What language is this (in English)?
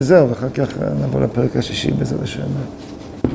Hebrew